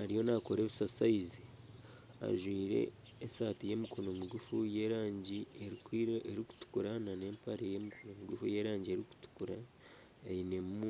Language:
Nyankole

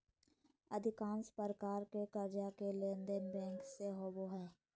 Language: Magahi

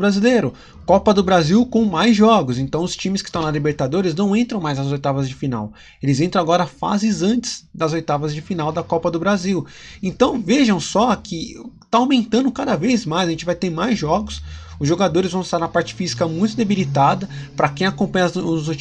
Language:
Portuguese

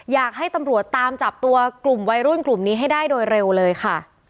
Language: Thai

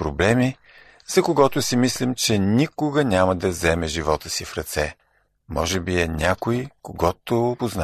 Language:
Bulgarian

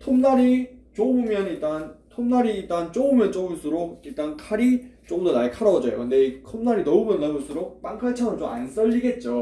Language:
Korean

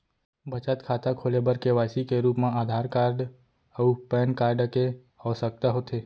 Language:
Chhattisgarhi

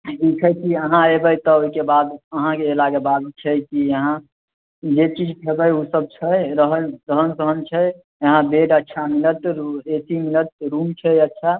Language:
Maithili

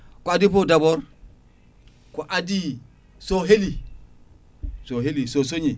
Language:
Fula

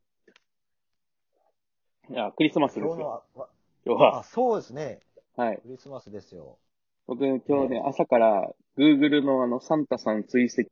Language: Japanese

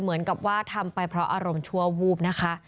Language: Thai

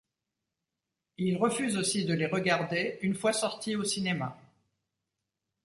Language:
French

